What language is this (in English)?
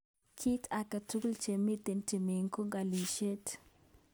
Kalenjin